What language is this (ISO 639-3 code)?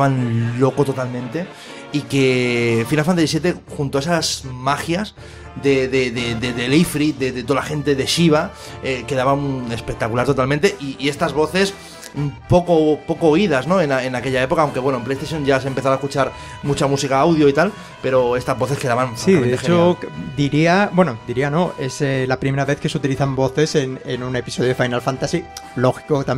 spa